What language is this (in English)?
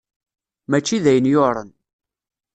Kabyle